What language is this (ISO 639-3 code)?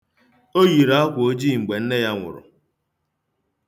ibo